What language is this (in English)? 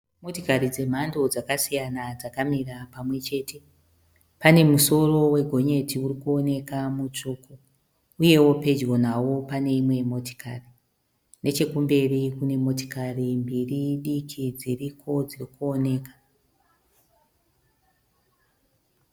Shona